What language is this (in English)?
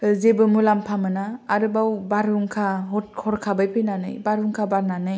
Bodo